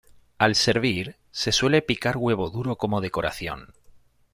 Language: Spanish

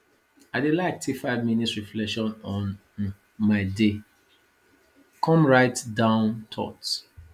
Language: Nigerian Pidgin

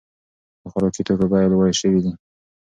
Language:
Pashto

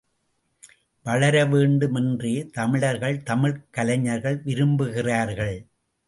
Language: Tamil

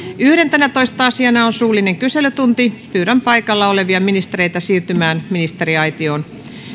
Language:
Finnish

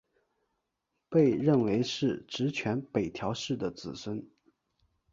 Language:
Chinese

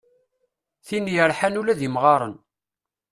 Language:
Kabyle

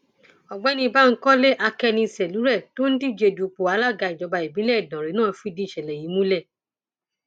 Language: Yoruba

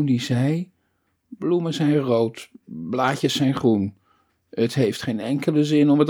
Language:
Dutch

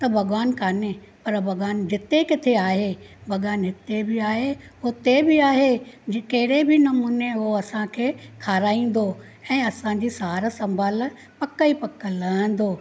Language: Sindhi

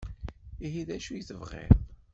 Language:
Kabyle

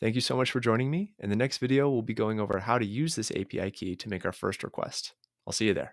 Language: English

